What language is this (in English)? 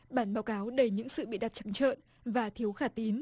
Vietnamese